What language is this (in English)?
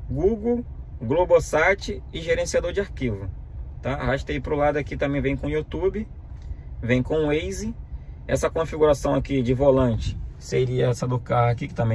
Portuguese